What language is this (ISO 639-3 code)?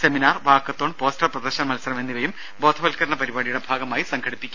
mal